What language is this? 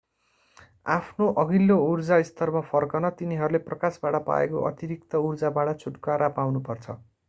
Nepali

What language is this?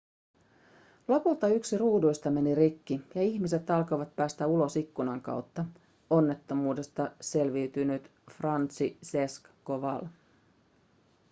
Finnish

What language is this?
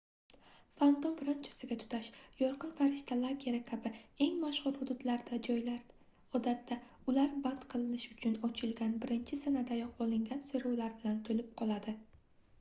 Uzbek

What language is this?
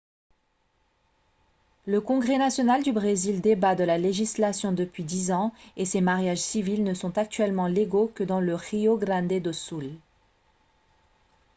French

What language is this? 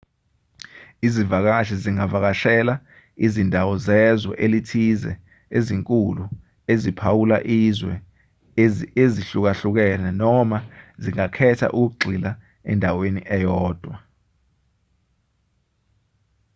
Zulu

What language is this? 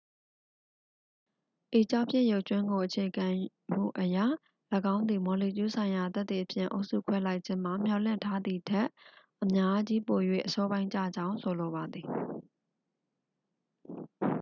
Burmese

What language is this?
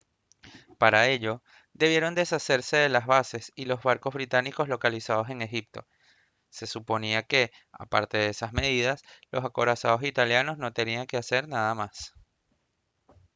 Spanish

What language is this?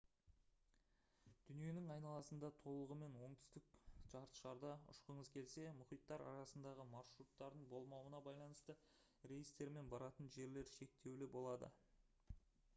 Kazakh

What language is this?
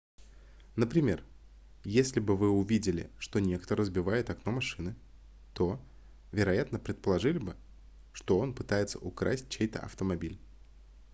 Russian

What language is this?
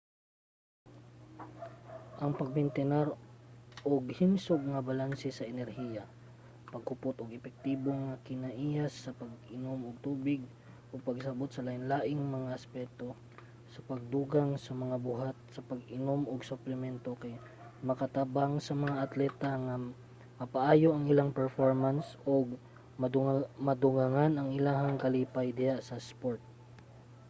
Cebuano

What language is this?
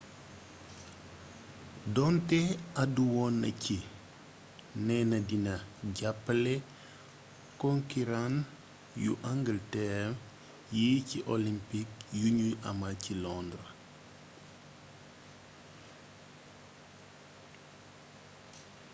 Wolof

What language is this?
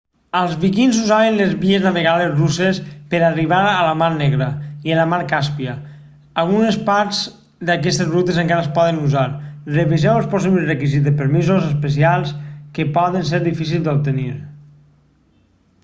Catalan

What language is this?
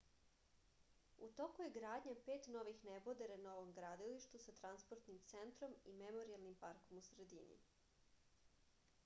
Serbian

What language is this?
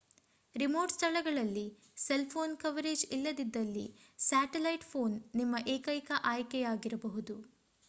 Kannada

